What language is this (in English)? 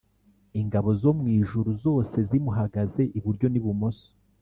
Kinyarwanda